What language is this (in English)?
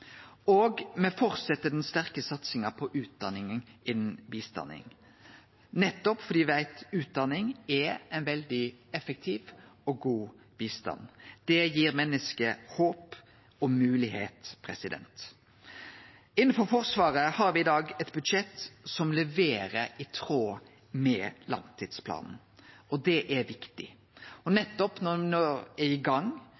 Norwegian Nynorsk